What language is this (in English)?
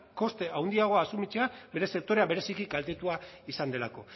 Basque